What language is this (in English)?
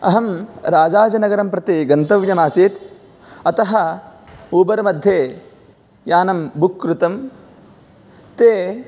Sanskrit